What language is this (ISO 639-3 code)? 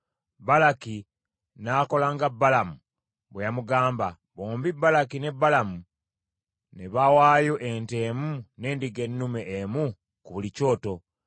lug